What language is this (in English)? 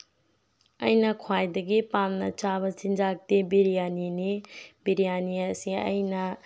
Manipuri